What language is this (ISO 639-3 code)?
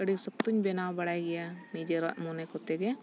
sat